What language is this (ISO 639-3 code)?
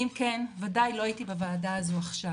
heb